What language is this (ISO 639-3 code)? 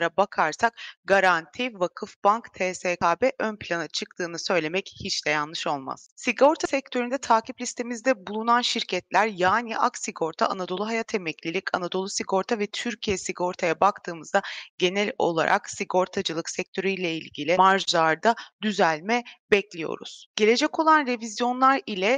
tur